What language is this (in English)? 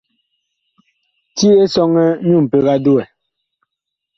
Bakoko